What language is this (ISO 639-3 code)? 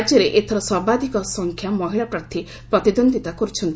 ori